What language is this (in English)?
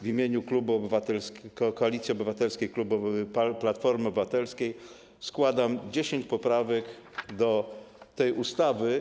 Polish